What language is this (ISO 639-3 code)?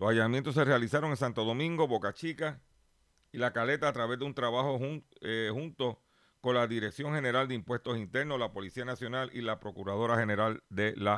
spa